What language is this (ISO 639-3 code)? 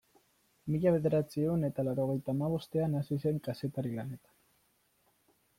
eus